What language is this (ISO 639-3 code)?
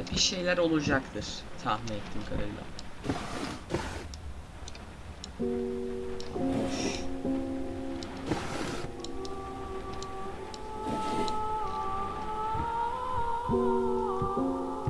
tur